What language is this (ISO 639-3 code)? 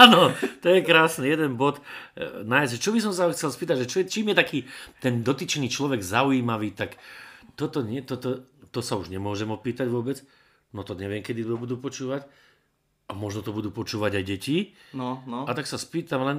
slk